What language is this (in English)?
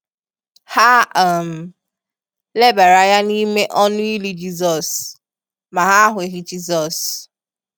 Igbo